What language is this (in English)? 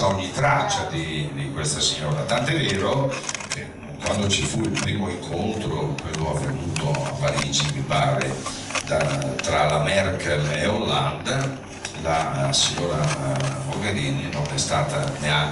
Italian